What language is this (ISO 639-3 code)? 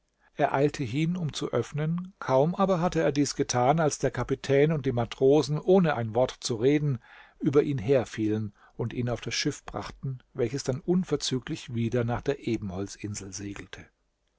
deu